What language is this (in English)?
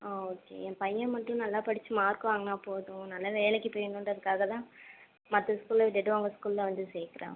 Tamil